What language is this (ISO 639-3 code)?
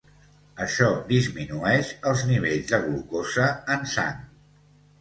cat